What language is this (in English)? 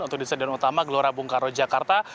Indonesian